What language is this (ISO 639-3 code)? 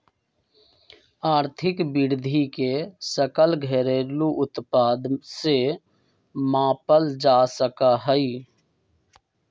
mag